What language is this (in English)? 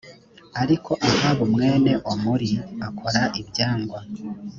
Kinyarwanda